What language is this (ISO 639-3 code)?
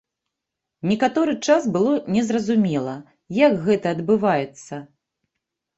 bel